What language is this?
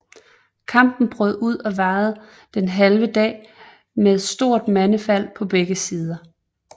Danish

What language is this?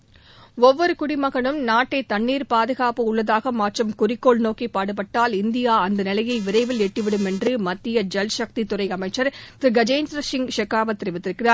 Tamil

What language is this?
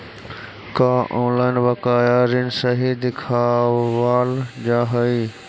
Magahi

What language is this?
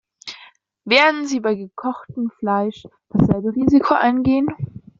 German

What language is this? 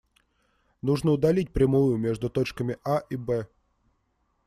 Russian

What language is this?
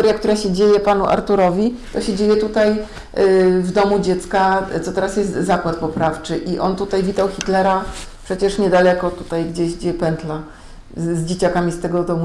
Polish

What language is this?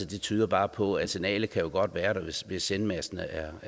Danish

